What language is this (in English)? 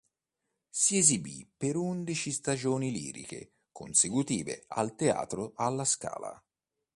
Italian